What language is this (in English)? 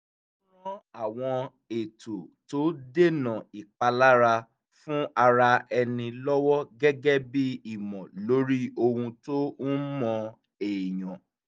Yoruba